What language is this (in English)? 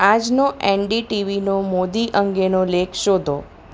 Gujarati